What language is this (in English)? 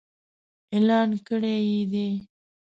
Pashto